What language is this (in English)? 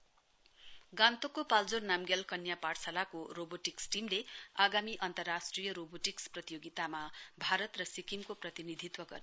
Nepali